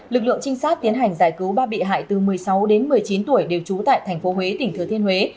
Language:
Vietnamese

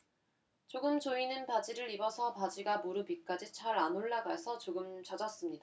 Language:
Korean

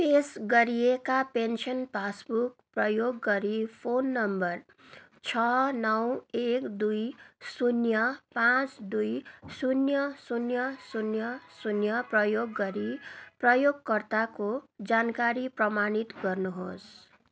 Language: Nepali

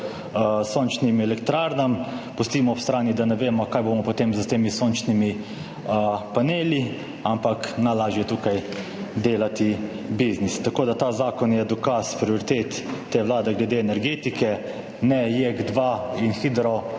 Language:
Slovenian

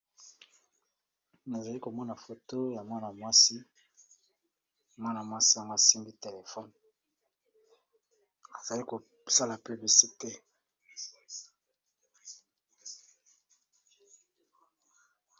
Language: Lingala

